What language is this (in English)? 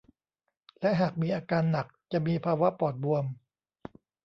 Thai